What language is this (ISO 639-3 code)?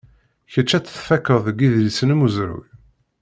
kab